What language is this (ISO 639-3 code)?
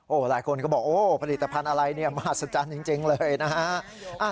tha